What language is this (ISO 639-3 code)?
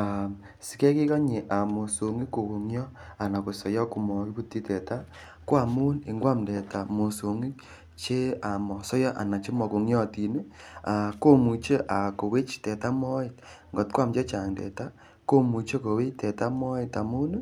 kln